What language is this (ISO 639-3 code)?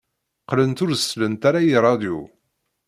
kab